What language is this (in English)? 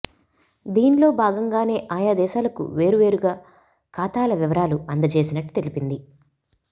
Telugu